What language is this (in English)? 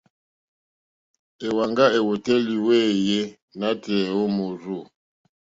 Mokpwe